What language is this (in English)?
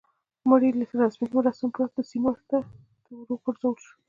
Pashto